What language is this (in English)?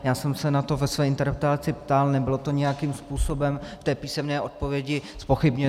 Czech